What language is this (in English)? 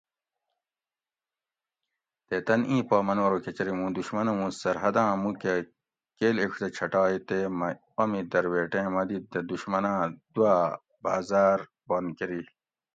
Gawri